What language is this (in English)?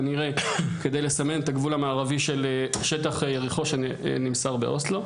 Hebrew